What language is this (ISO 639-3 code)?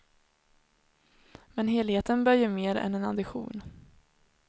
swe